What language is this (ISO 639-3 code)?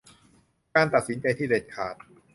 tha